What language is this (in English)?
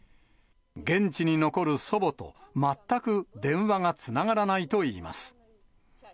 Japanese